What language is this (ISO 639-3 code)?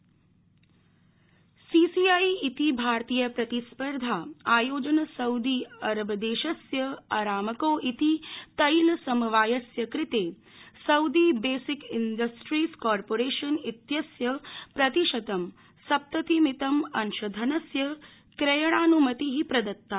san